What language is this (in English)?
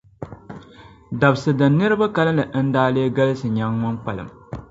Dagbani